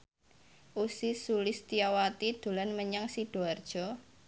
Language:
Javanese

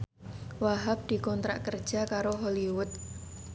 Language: Javanese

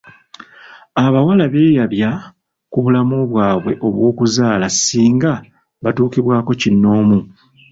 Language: Ganda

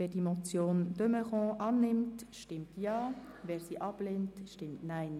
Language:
Swiss German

